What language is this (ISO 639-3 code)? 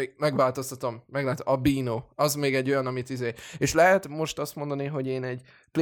hun